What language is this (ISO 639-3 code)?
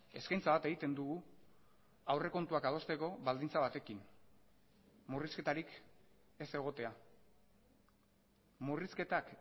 eus